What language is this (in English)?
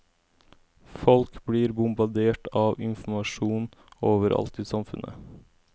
Norwegian